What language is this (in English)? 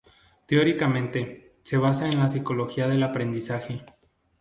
Spanish